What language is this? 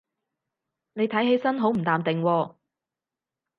Cantonese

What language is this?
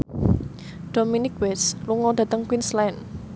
Javanese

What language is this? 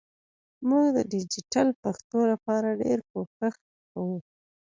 Pashto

